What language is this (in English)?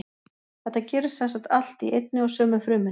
Icelandic